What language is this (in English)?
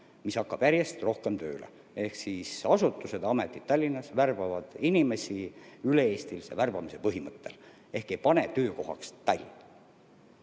Estonian